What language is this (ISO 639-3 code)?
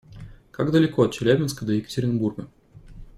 rus